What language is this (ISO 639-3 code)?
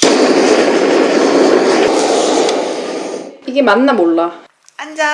kor